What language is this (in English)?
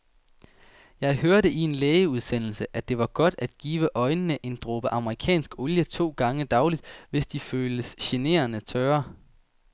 Danish